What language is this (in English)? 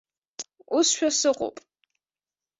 Abkhazian